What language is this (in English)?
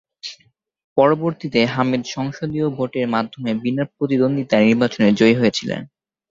Bangla